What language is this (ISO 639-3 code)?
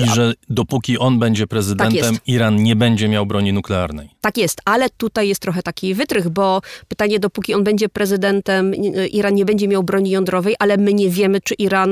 pol